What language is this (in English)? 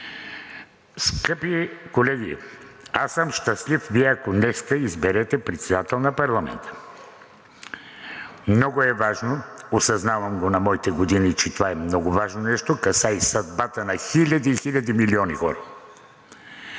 Bulgarian